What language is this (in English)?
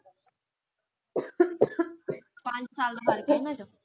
Punjabi